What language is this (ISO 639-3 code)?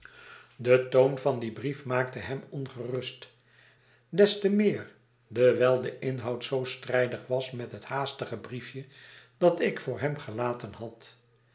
nld